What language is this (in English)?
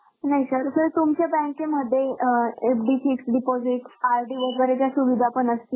Marathi